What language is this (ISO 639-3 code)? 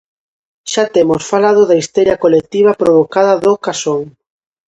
glg